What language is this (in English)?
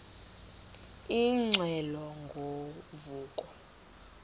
Xhosa